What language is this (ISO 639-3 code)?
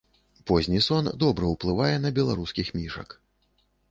bel